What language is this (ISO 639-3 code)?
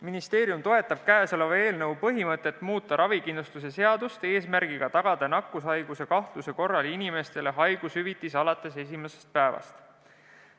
est